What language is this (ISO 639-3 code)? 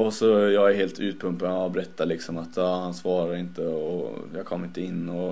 swe